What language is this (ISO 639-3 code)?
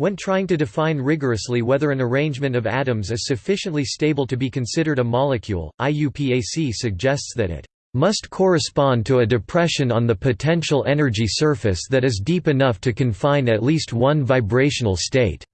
eng